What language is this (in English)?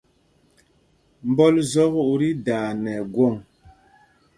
Mpumpong